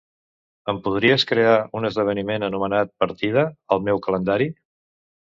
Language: Catalan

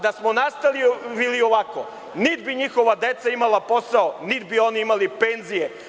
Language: Serbian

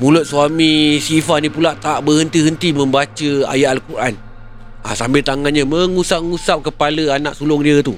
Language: Malay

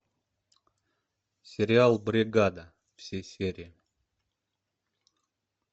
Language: Russian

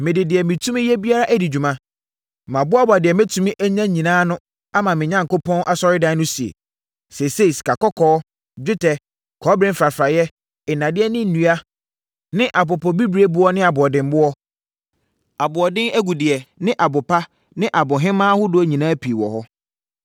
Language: Akan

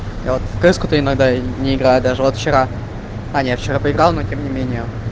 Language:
Russian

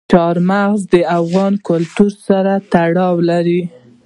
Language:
Pashto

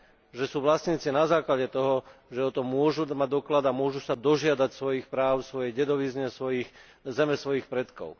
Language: Slovak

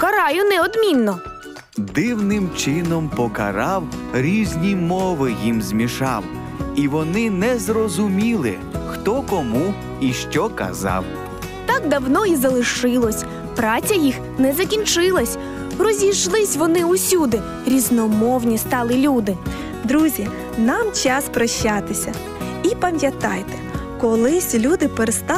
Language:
Ukrainian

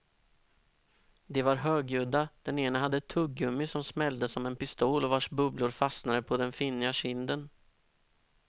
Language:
Swedish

